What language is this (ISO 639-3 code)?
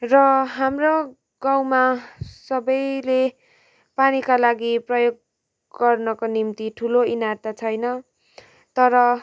nep